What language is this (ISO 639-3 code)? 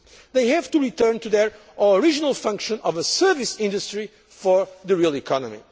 eng